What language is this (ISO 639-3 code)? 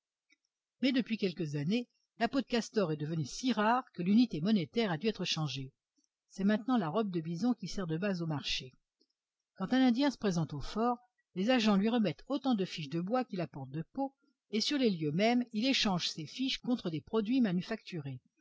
fra